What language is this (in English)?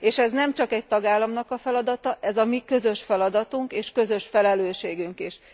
Hungarian